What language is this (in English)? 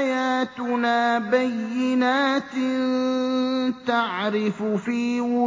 Arabic